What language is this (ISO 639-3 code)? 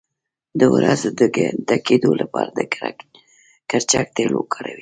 pus